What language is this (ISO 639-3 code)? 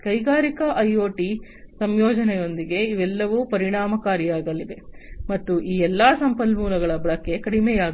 kan